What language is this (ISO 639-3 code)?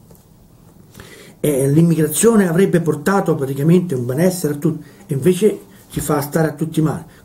ita